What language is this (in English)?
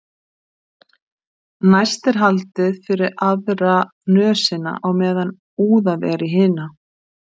Icelandic